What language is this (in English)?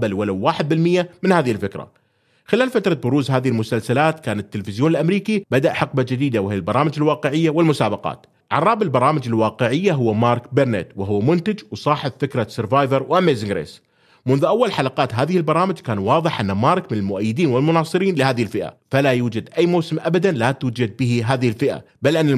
Arabic